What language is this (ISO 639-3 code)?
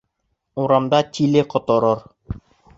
bak